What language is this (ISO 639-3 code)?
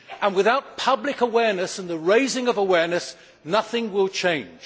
eng